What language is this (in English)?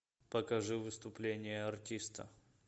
Russian